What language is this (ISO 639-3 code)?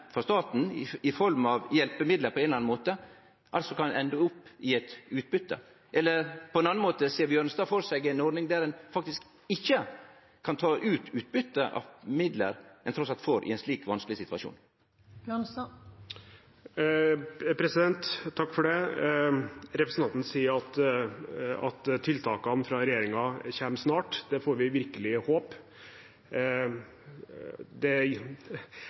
nor